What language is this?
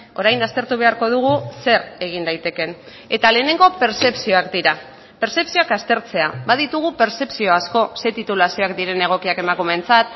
Basque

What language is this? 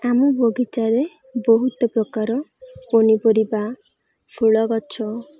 Odia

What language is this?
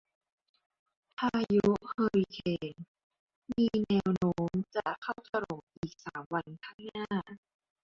Thai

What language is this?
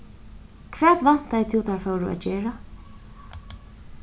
Faroese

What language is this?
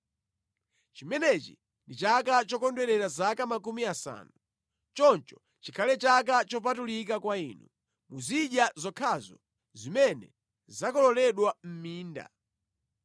Nyanja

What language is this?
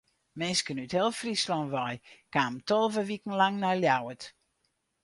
Western Frisian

